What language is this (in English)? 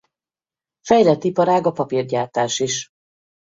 Hungarian